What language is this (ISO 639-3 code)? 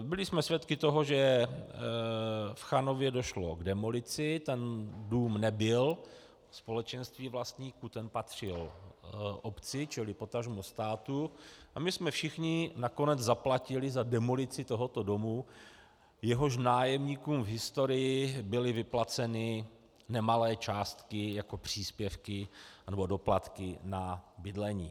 ces